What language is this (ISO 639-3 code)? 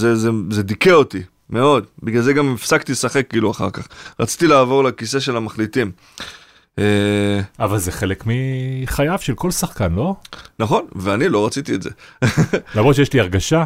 heb